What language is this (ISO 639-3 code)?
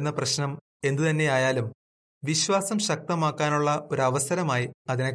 mal